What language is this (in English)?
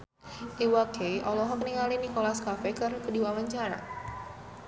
Sundanese